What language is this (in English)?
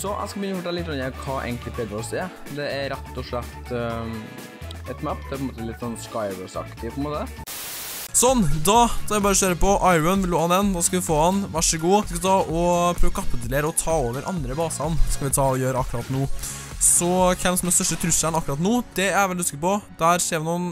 Norwegian